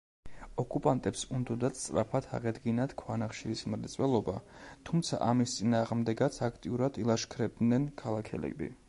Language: Georgian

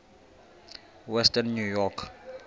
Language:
Xhosa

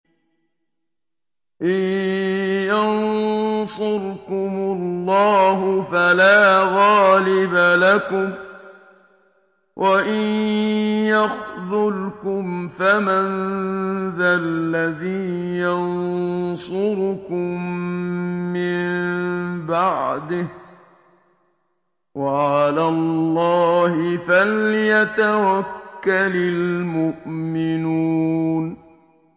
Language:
Arabic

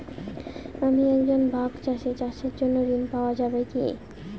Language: Bangla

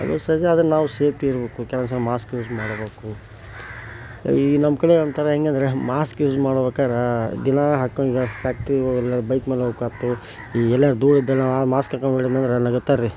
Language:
Kannada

